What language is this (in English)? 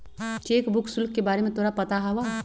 Magahi